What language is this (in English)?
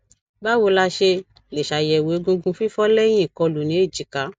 Yoruba